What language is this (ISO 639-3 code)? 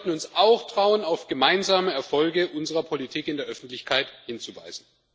deu